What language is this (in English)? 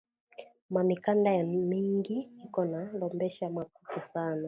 Swahili